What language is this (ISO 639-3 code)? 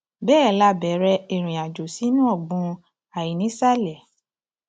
yor